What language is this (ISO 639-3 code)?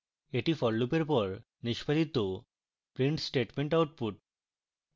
ben